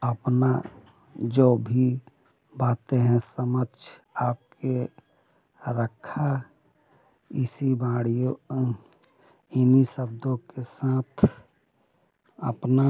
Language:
Hindi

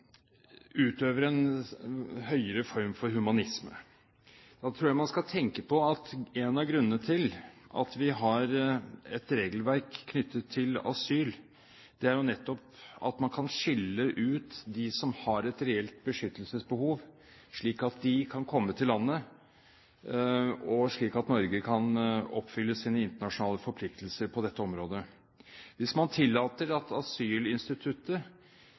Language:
Norwegian Bokmål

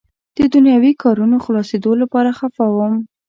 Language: Pashto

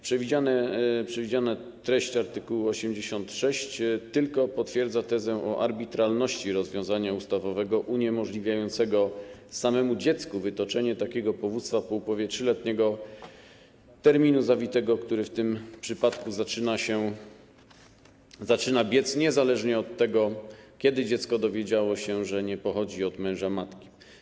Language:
Polish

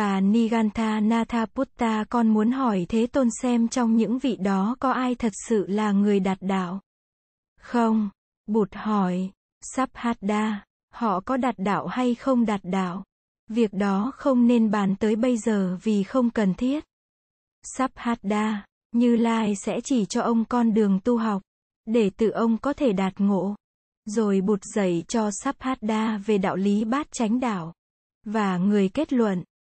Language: Vietnamese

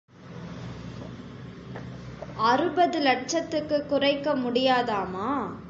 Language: Tamil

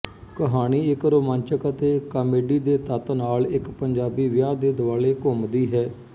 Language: Punjabi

